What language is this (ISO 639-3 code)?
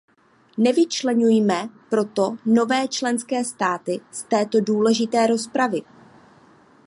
ces